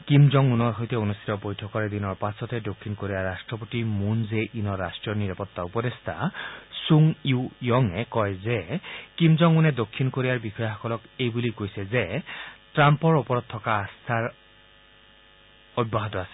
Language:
Assamese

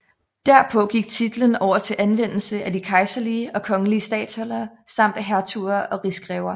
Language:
Danish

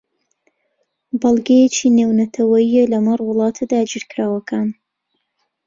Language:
Central Kurdish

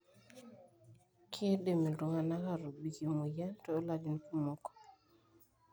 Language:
Masai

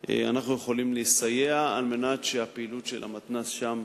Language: Hebrew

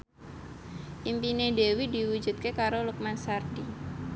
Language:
Javanese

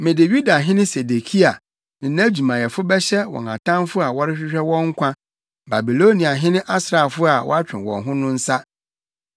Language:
Akan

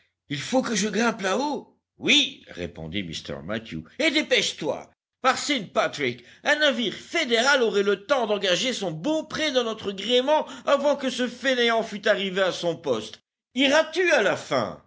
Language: French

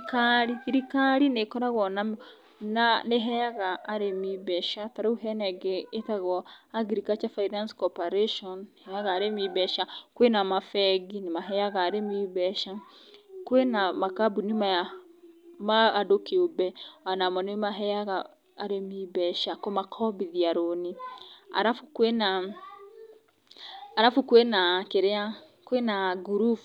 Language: Kikuyu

